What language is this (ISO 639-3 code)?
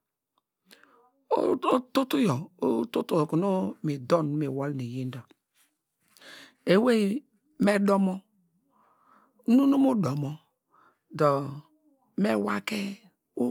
deg